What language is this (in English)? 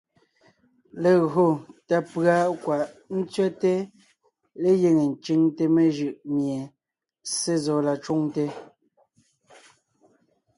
Ngiemboon